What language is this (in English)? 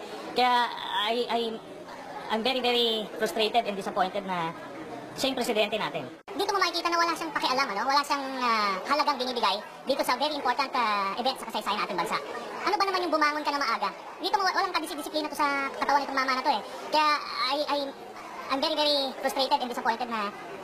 Filipino